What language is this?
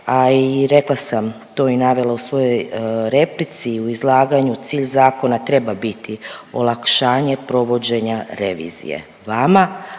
Croatian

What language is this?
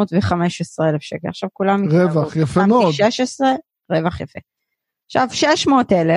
Hebrew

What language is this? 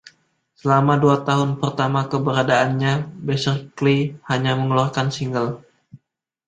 Indonesian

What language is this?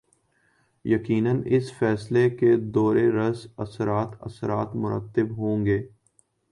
Urdu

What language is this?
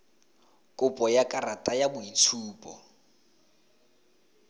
Tswana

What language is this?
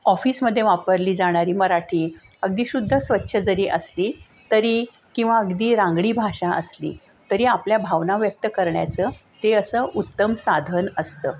Marathi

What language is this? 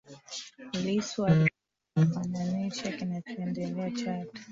Swahili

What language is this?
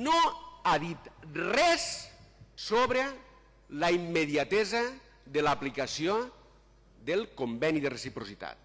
Spanish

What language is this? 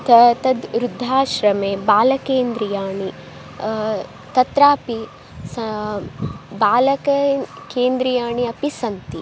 Sanskrit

